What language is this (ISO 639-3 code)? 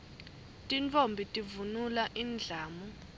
ssw